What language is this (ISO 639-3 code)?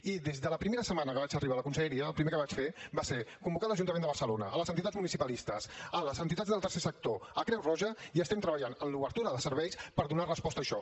cat